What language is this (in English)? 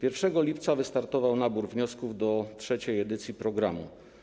Polish